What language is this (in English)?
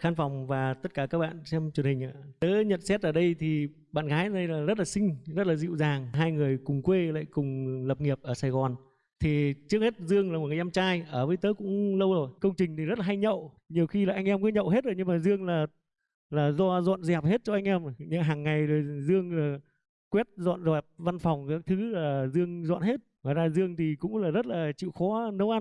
Vietnamese